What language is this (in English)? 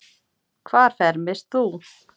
Icelandic